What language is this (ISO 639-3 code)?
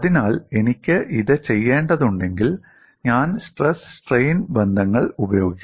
mal